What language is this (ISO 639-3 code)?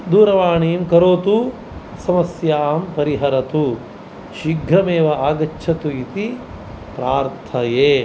san